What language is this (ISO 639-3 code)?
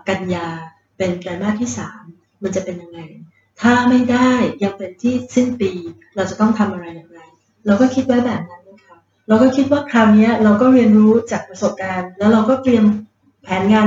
tha